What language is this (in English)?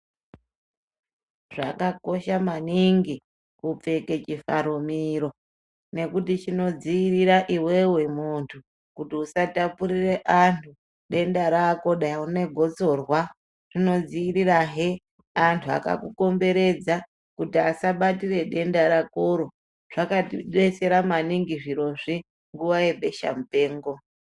Ndau